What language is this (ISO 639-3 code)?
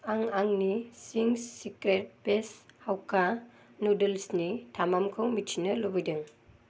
brx